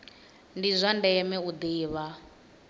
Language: Venda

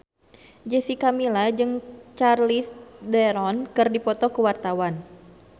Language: Sundanese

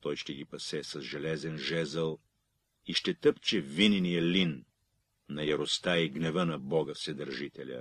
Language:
Bulgarian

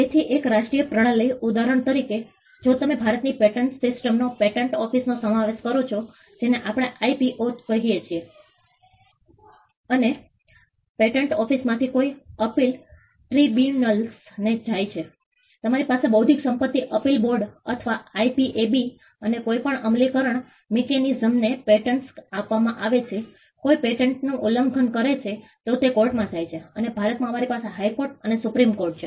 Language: Gujarati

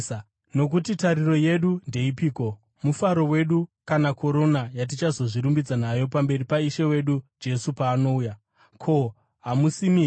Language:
Shona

